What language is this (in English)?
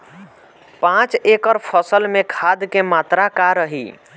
Bhojpuri